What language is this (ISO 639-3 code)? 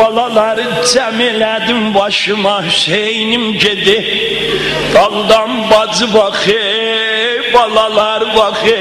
tur